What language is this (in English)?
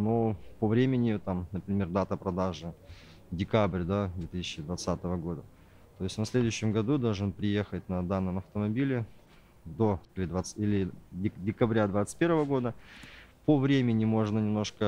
Russian